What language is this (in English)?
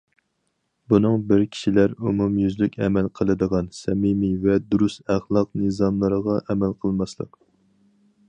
Uyghur